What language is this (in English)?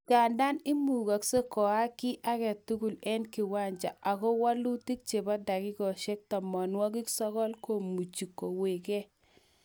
Kalenjin